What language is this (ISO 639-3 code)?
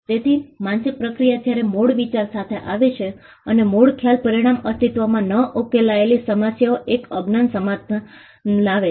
guj